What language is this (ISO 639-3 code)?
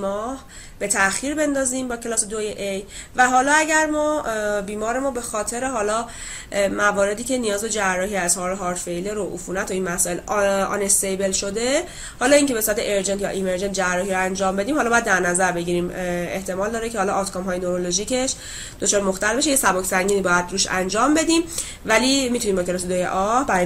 fas